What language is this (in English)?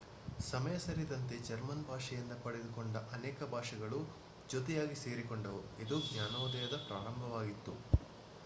Kannada